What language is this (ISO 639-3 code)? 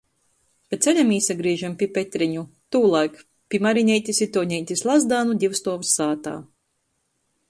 ltg